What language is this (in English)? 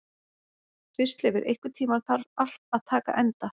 Icelandic